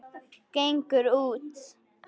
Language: Icelandic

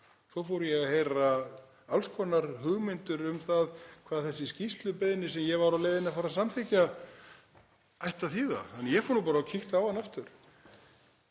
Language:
Icelandic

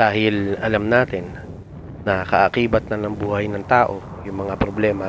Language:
Filipino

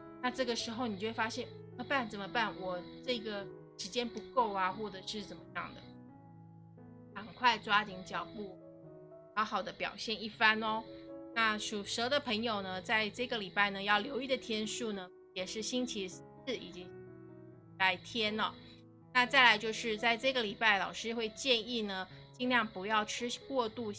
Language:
Chinese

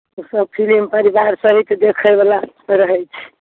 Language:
Maithili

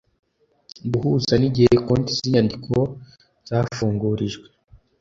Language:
Kinyarwanda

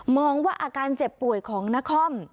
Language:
Thai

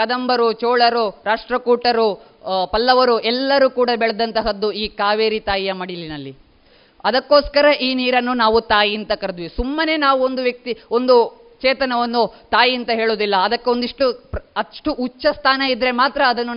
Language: Kannada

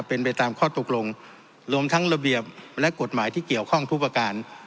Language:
Thai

